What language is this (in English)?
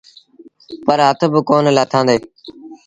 Sindhi Bhil